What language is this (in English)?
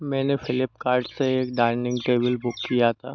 Hindi